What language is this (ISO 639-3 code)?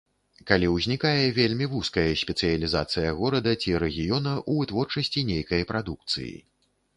bel